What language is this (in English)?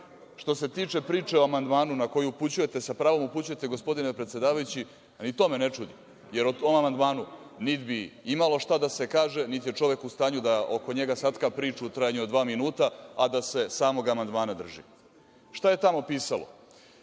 Serbian